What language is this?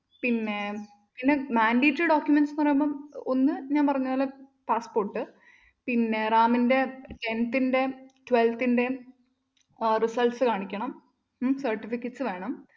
Malayalam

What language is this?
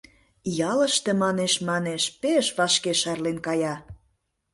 Mari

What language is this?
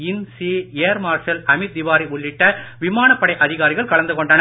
Tamil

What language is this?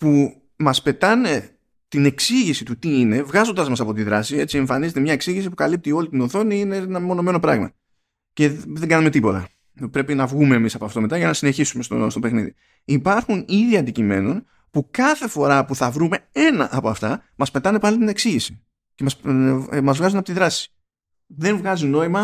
Greek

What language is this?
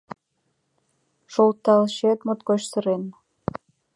Mari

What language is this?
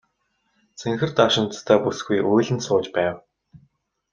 Mongolian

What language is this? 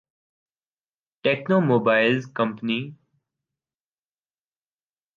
Urdu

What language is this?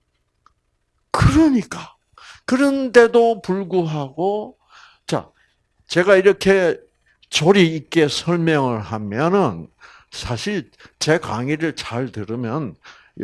Korean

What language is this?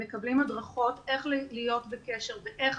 Hebrew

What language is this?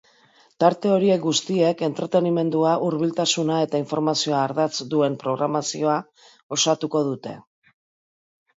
Basque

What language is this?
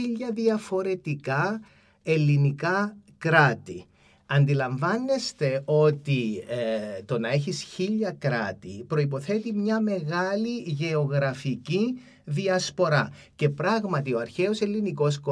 Greek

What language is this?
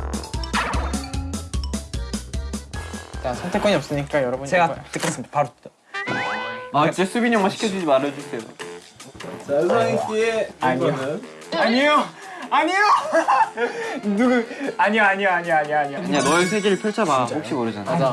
Korean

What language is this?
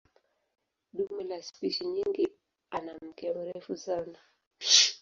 Swahili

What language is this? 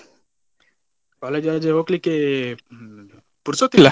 Kannada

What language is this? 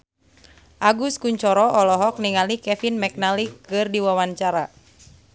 Sundanese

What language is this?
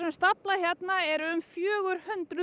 Icelandic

